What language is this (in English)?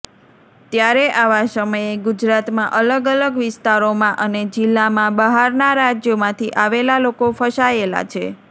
Gujarati